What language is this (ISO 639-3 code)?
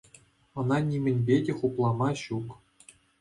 chv